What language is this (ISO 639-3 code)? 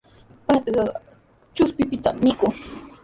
qws